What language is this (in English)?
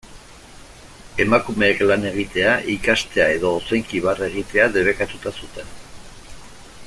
Basque